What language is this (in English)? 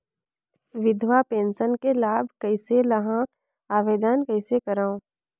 Chhattisgarhi